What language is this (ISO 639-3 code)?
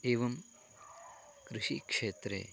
san